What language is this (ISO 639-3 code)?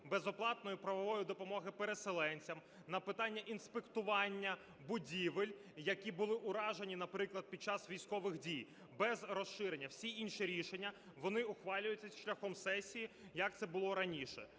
ukr